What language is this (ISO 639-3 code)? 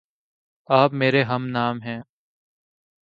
urd